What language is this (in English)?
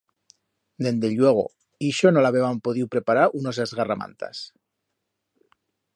Aragonese